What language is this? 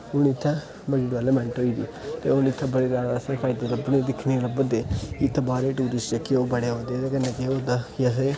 Dogri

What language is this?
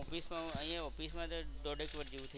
Gujarati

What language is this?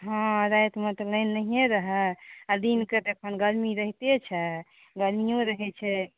Maithili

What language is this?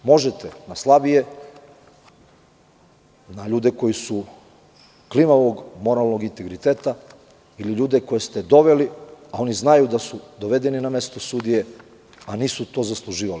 Serbian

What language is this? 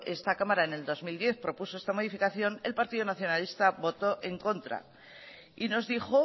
Spanish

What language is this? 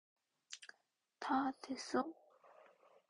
Korean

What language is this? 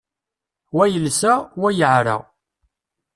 Kabyle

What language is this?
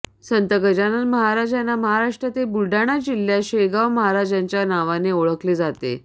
Marathi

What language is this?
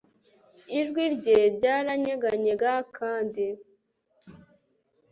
Kinyarwanda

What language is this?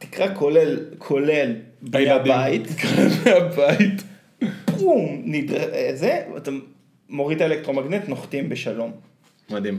Hebrew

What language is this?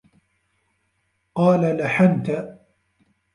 Arabic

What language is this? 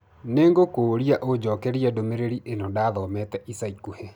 Kikuyu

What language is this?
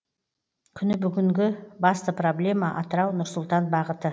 Kazakh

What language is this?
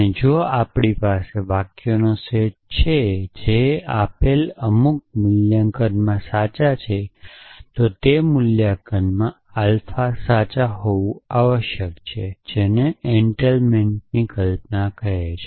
Gujarati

